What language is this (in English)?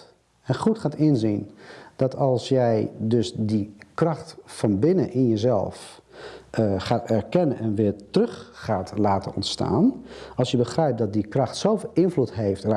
Dutch